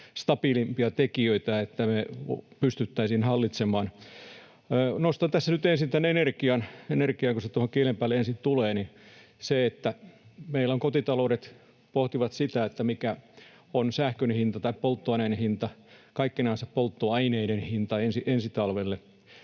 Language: Finnish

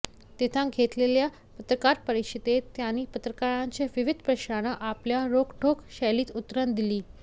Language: Marathi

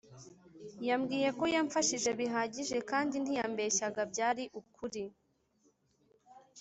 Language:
Kinyarwanda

